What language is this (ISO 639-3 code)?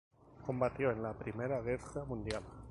spa